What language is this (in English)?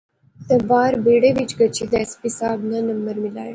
Pahari-Potwari